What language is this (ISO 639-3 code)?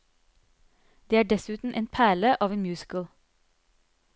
nor